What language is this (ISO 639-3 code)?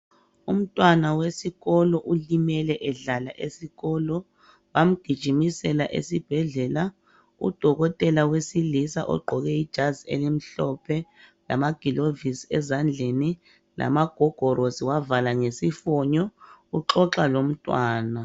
nde